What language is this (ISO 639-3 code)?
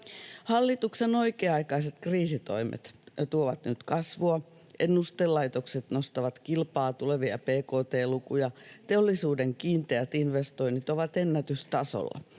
fin